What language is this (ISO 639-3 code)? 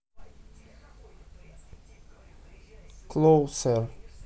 rus